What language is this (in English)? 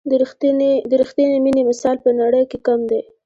Pashto